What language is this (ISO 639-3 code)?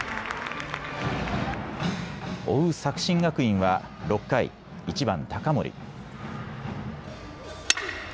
jpn